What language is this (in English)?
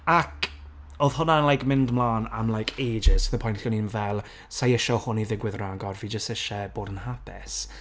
Welsh